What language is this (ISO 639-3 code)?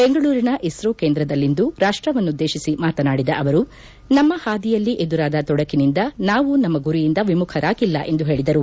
kan